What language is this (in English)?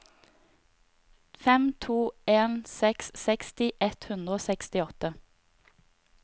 Norwegian